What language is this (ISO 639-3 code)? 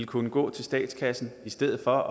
dan